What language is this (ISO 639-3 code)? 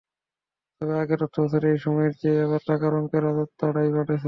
ben